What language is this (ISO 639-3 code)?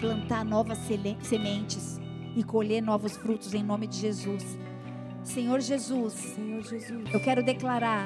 por